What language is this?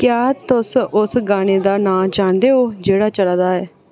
Dogri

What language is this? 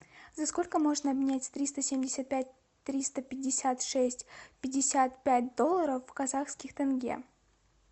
Russian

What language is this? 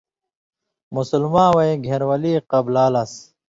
Indus Kohistani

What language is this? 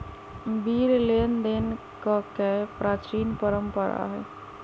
Magahi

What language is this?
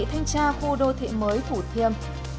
Vietnamese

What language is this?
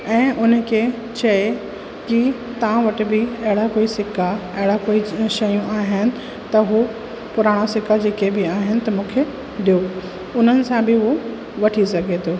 Sindhi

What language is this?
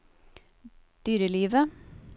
Norwegian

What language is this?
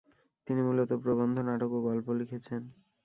Bangla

